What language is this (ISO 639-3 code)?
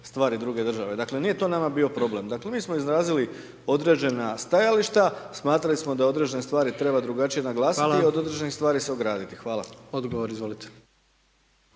hrv